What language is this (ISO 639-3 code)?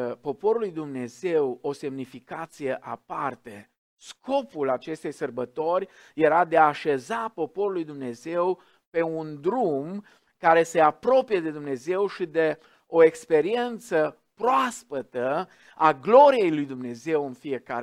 ron